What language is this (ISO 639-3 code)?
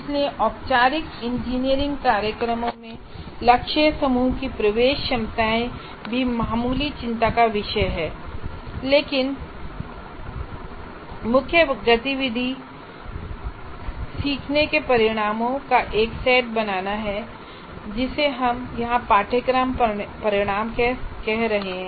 hin